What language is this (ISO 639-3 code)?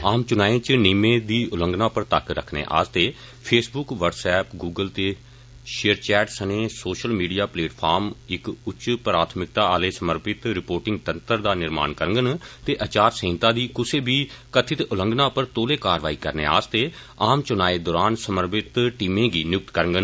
doi